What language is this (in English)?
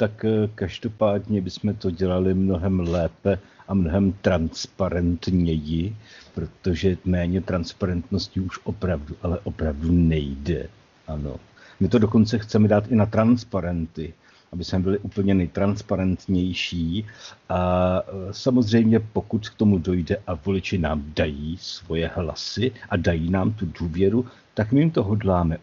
Czech